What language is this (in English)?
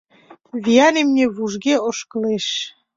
Mari